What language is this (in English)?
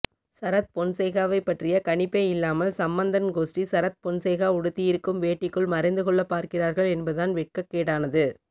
Tamil